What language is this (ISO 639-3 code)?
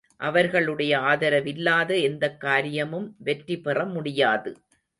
tam